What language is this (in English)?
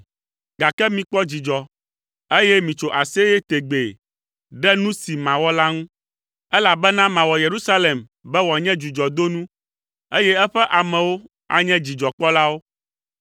Ewe